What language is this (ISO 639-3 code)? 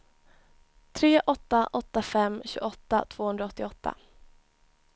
swe